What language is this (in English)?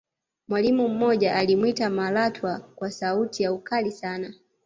Swahili